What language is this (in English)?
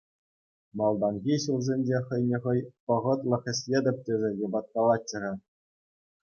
Chuvash